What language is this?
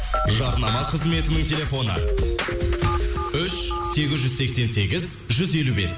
Kazakh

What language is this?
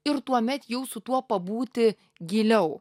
Lithuanian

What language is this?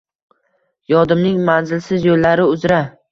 Uzbek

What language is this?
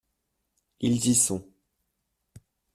French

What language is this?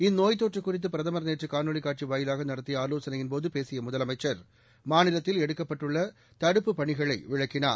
Tamil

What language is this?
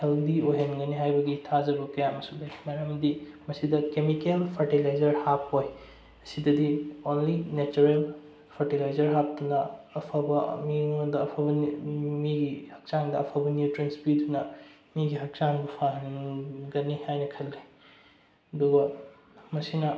Manipuri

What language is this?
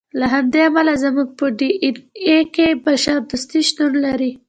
Pashto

